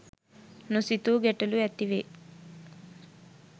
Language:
Sinhala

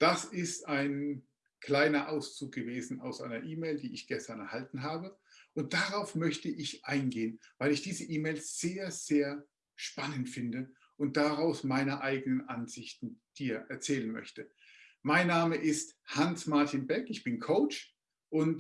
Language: German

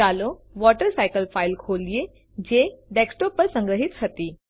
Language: Gujarati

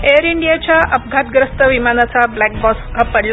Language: Marathi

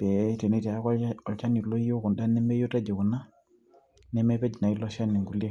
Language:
Masai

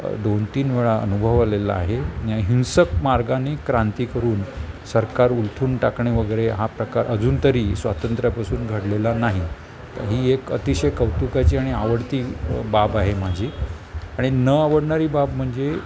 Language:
Marathi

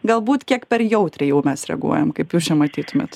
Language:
Lithuanian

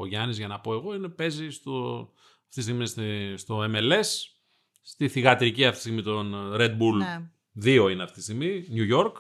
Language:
Greek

